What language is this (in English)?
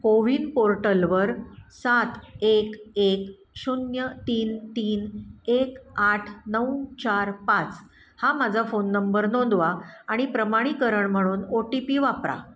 Marathi